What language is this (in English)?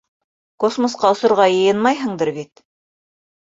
Bashkir